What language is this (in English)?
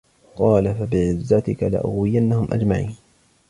Arabic